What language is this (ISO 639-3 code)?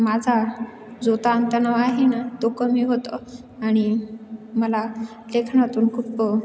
mar